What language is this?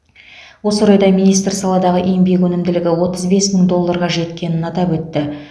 Kazakh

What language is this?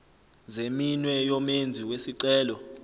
Zulu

